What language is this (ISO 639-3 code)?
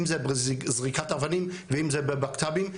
heb